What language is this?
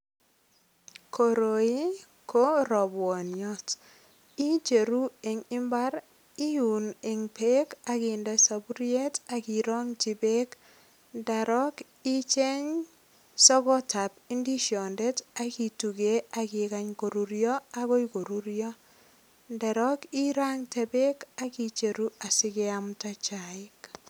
Kalenjin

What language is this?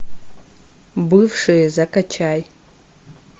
Russian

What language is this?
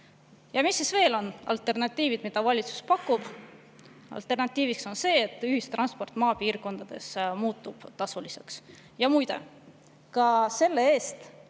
Estonian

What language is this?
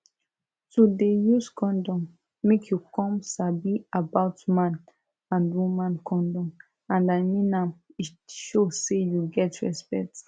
Nigerian Pidgin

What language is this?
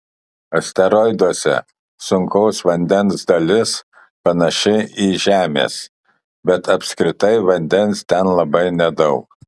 Lithuanian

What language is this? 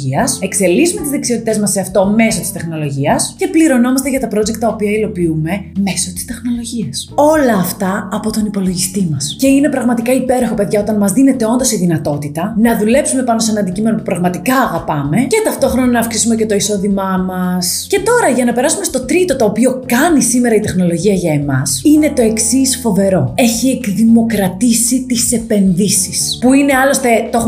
Greek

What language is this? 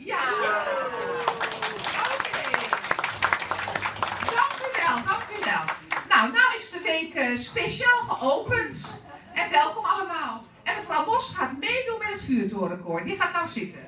Dutch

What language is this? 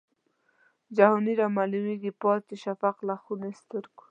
Pashto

